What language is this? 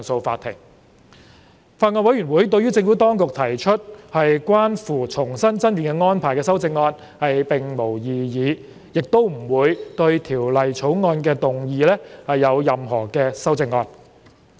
Cantonese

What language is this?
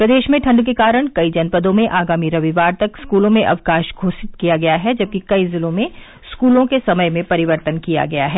Hindi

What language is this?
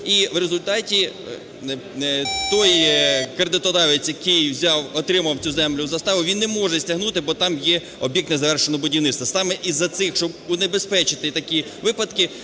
Ukrainian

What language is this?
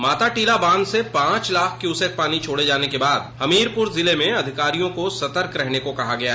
Hindi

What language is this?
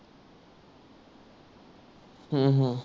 Marathi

